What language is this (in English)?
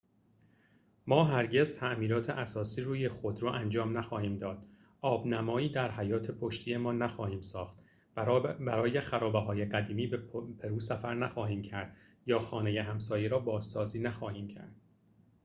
Persian